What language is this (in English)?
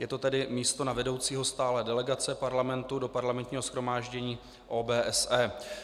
Czech